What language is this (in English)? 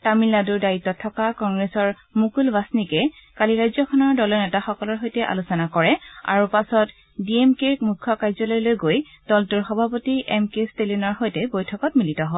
Assamese